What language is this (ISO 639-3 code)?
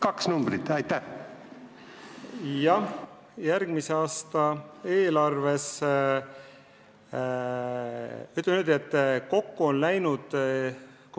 est